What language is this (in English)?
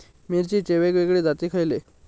Marathi